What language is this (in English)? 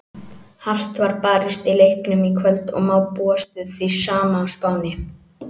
Icelandic